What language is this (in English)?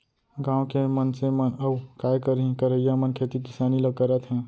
Chhattisgarhi